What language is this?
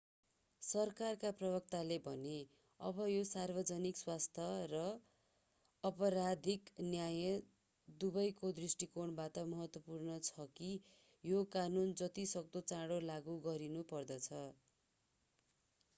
Nepali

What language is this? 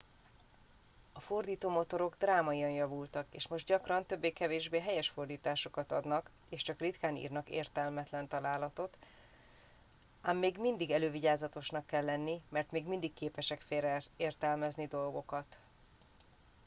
Hungarian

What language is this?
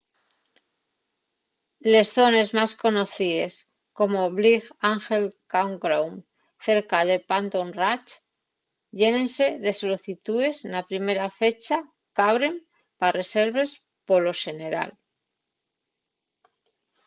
Asturian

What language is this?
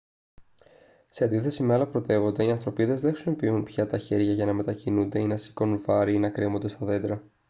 Greek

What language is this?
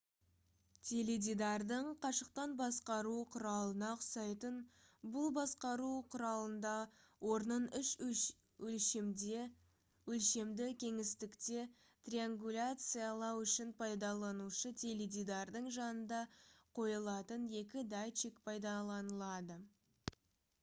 Kazakh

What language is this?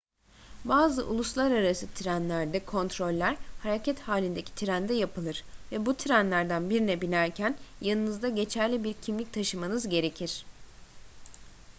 Turkish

